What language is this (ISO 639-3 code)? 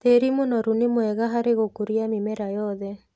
kik